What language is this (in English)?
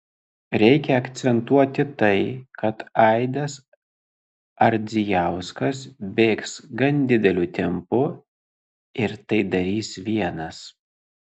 Lithuanian